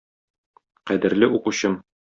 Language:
Tatar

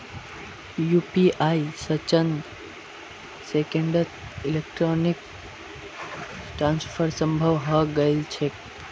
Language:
Magahi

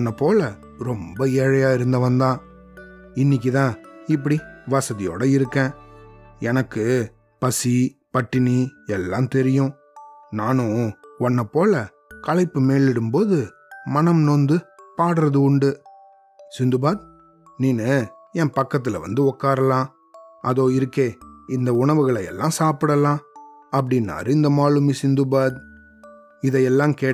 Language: Tamil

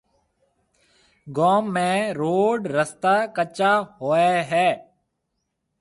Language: Marwari (Pakistan)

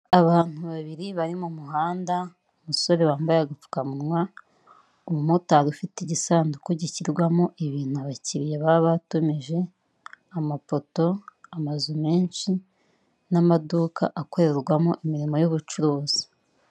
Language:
Kinyarwanda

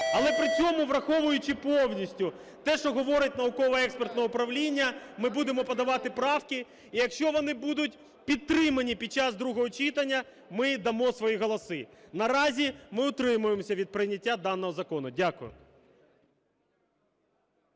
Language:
Ukrainian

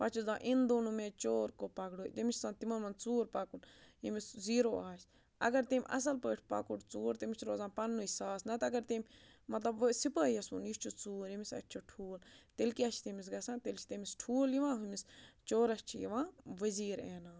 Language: Kashmiri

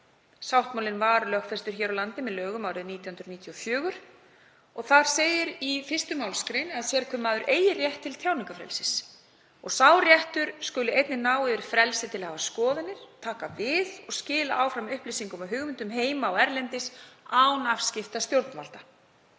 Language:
Icelandic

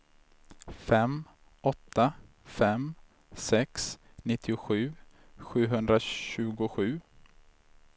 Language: Swedish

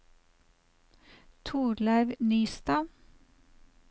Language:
Norwegian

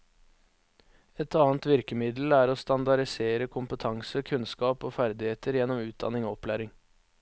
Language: Norwegian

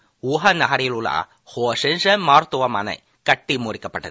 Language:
Tamil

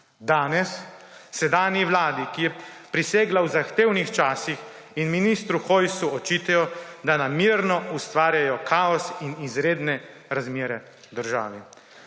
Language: Slovenian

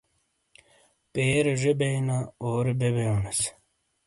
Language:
Shina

